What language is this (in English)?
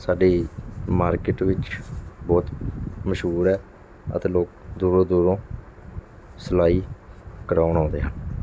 Punjabi